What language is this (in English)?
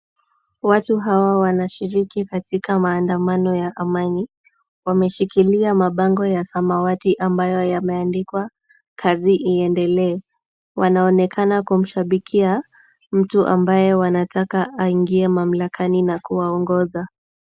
Swahili